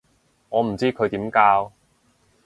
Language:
Cantonese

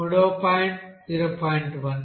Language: Telugu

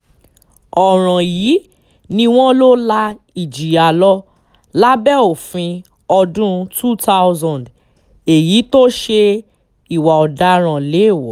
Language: Yoruba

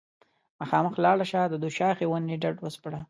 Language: Pashto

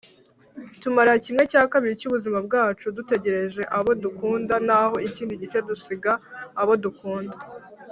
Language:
Kinyarwanda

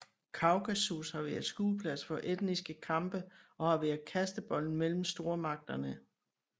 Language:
Danish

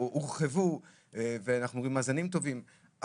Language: Hebrew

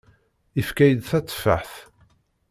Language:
Kabyle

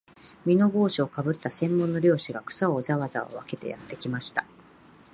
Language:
Japanese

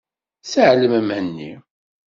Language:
Kabyle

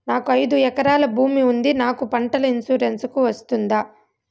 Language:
Telugu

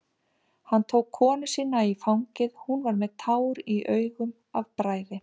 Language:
Icelandic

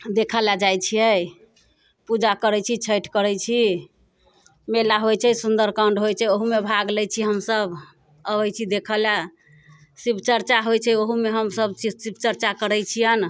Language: Maithili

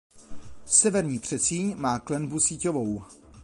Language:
Czech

